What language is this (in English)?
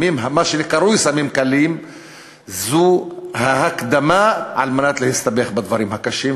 Hebrew